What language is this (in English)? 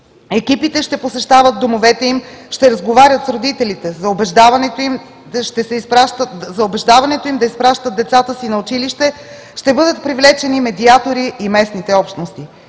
Bulgarian